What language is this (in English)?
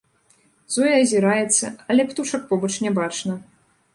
Belarusian